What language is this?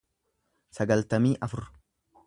Oromo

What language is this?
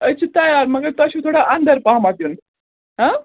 Kashmiri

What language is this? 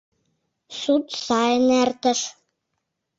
Mari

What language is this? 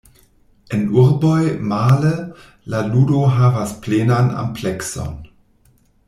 Esperanto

